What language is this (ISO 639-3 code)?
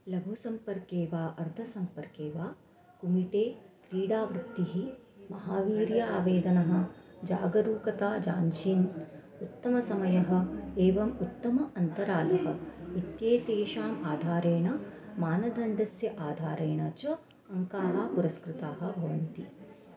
san